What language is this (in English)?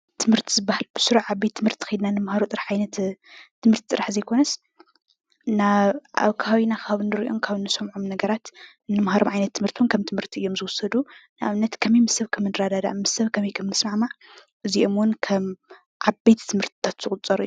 Tigrinya